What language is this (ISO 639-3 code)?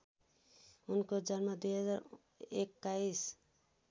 nep